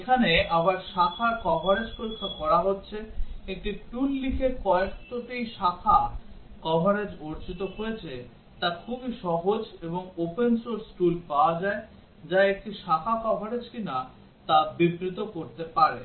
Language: Bangla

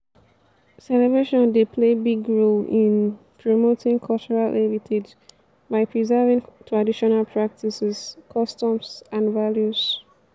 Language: Nigerian Pidgin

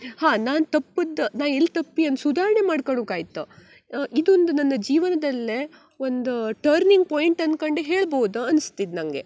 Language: Kannada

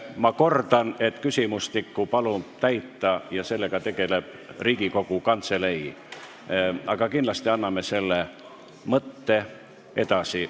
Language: Estonian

